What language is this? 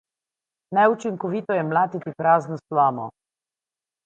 Slovenian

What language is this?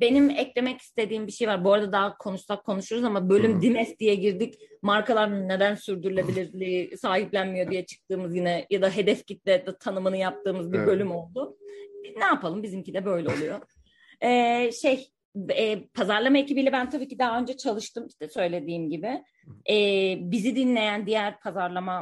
Turkish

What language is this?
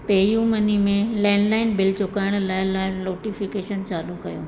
Sindhi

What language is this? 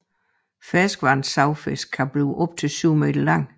Danish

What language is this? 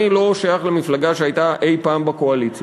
Hebrew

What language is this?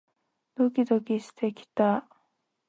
Japanese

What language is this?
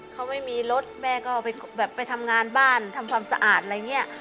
Thai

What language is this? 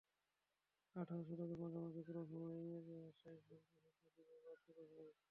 Bangla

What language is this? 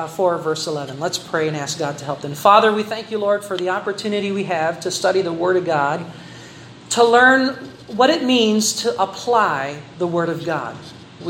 Filipino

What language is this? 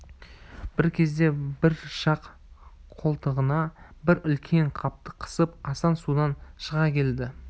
Kazakh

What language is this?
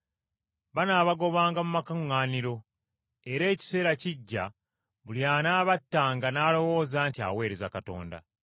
Ganda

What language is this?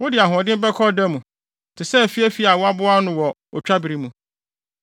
Akan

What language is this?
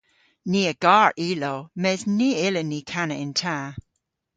Cornish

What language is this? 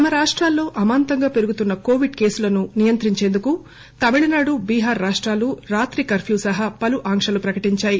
Telugu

